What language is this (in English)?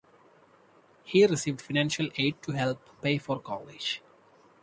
English